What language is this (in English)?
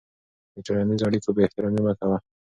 Pashto